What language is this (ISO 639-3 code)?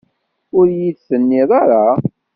kab